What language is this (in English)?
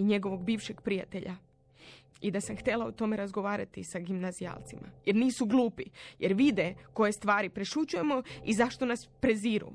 Croatian